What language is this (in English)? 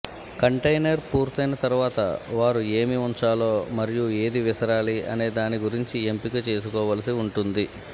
Telugu